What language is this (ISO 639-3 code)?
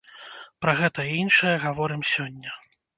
bel